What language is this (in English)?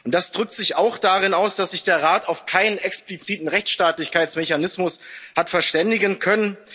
German